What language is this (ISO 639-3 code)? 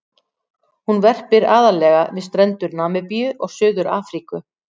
isl